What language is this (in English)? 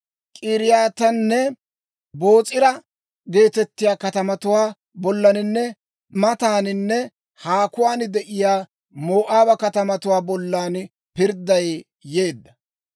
Dawro